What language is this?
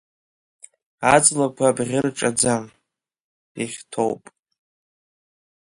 Abkhazian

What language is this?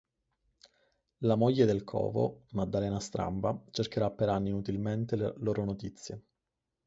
Italian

